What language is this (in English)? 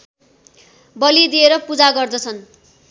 Nepali